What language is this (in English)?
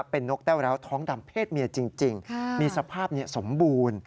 Thai